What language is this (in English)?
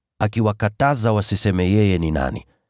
Swahili